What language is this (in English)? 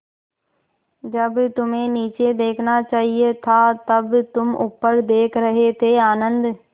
Hindi